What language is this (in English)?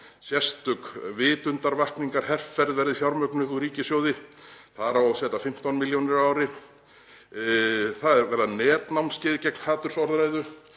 Icelandic